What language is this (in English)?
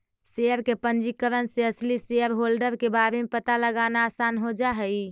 Magahi